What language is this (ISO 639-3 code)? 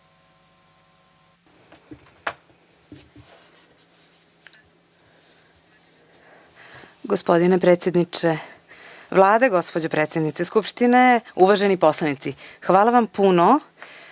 srp